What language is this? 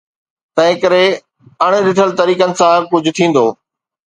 Sindhi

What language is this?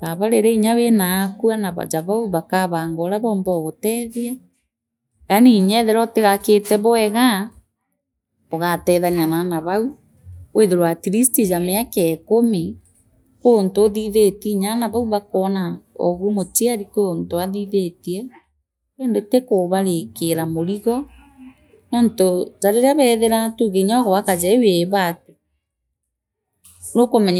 Meru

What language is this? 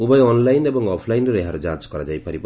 Odia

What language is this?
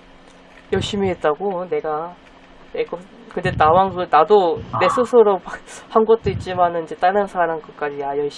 Korean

